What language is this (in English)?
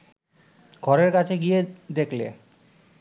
Bangla